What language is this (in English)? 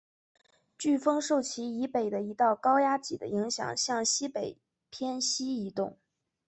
Chinese